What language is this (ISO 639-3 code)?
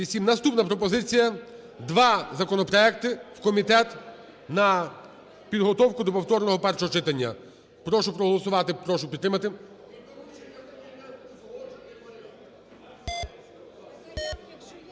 ukr